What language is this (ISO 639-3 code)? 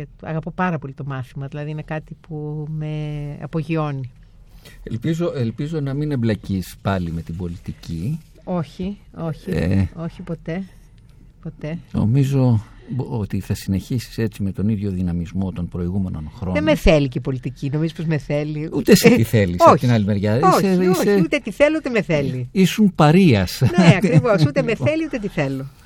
ell